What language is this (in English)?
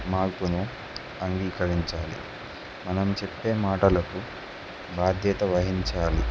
Telugu